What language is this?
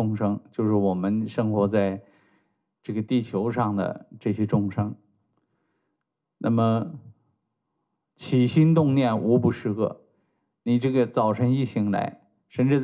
Chinese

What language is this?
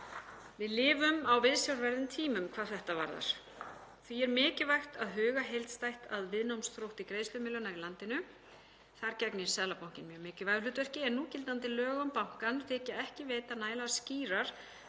Icelandic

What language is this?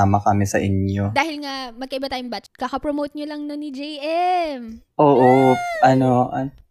Filipino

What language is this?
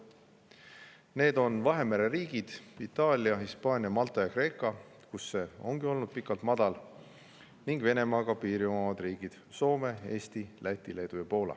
Estonian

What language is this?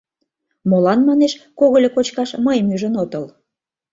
Mari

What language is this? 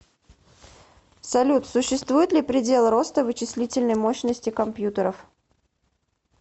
Russian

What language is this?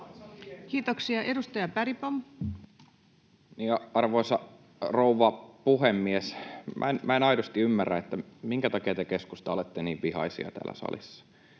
Finnish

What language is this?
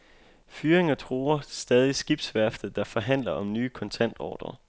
Danish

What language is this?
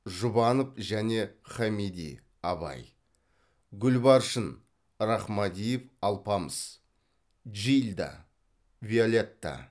Kazakh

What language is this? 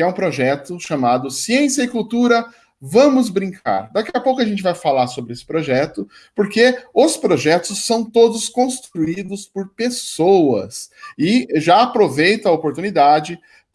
Portuguese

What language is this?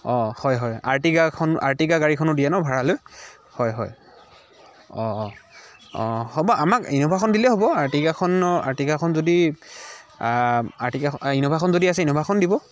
Assamese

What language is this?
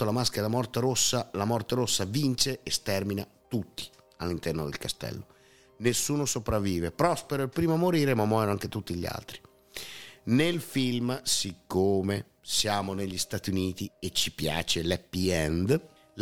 Italian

